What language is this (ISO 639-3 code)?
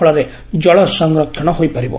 ori